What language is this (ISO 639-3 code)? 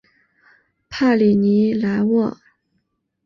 zho